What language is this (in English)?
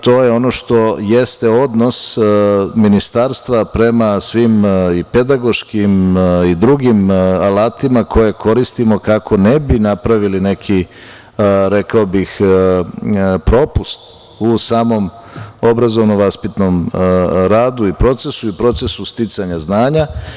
Serbian